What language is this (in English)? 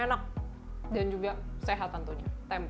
Indonesian